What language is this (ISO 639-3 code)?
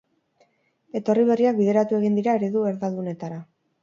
eus